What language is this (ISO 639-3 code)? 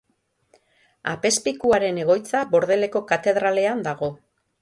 eus